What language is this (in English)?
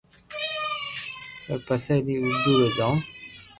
Loarki